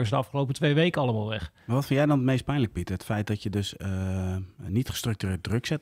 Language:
Dutch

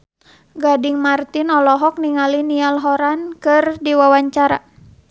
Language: Sundanese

